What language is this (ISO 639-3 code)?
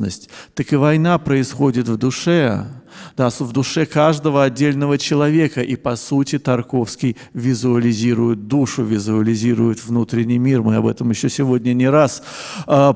rus